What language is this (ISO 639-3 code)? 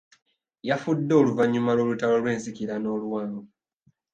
lug